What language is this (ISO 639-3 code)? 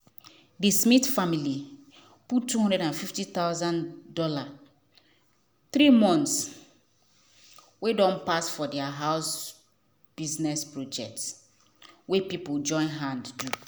pcm